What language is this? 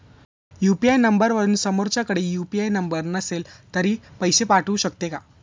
Marathi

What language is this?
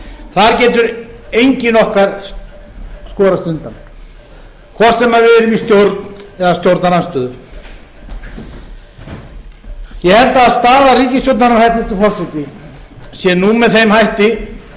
Icelandic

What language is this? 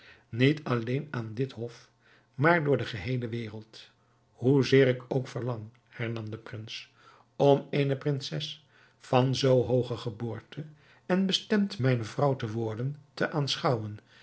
Dutch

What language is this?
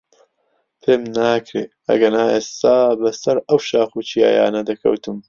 Central Kurdish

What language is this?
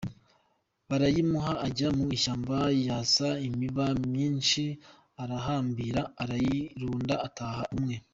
Kinyarwanda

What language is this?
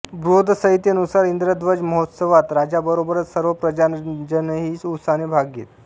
Marathi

